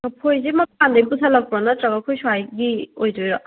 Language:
Manipuri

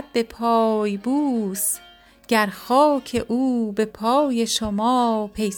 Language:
Persian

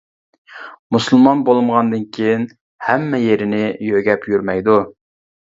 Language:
Uyghur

